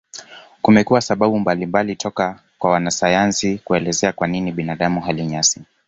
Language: Swahili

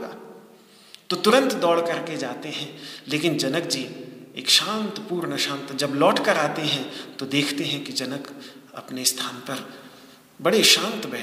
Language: Hindi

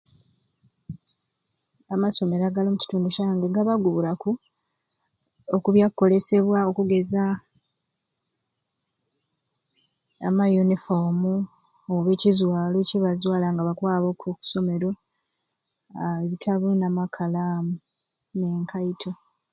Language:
Ruuli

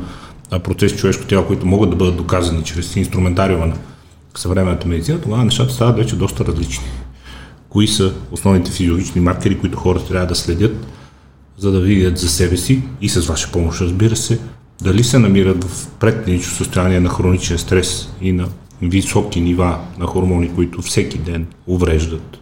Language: Bulgarian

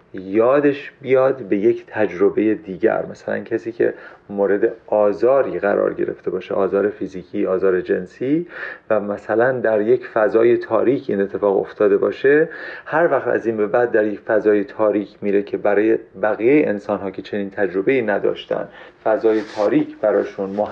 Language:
Persian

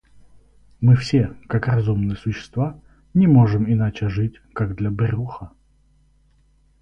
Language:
Russian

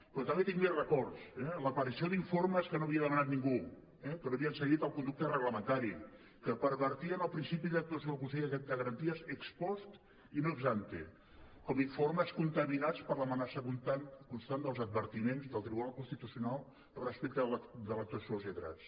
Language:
Catalan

